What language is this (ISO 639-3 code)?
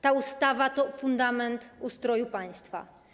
pol